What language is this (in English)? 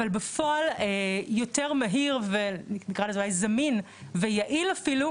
Hebrew